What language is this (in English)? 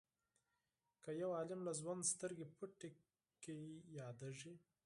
Pashto